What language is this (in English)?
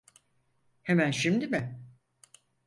Turkish